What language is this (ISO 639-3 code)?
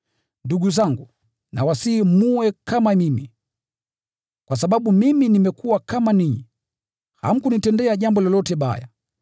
swa